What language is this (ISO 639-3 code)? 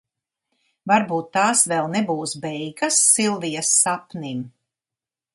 lav